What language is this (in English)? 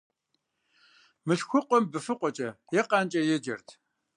Kabardian